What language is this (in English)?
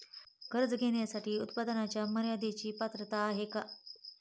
Marathi